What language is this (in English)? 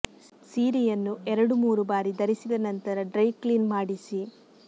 Kannada